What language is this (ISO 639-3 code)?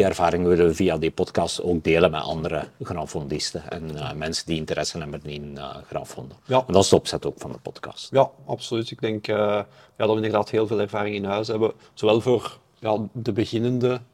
nld